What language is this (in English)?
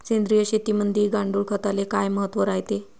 Marathi